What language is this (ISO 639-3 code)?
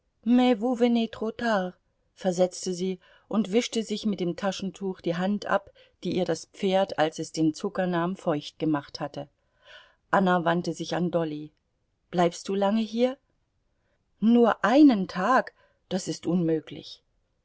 deu